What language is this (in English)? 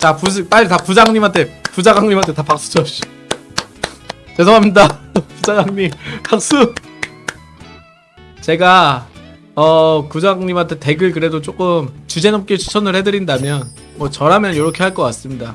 Korean